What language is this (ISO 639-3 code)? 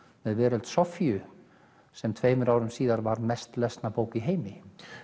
isl